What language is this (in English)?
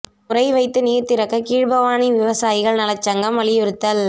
Tamil